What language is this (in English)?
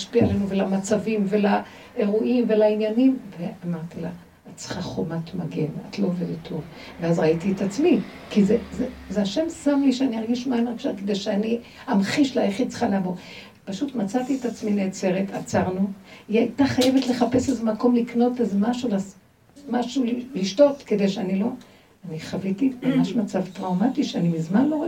Hebrew